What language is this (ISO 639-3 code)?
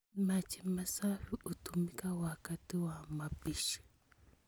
kln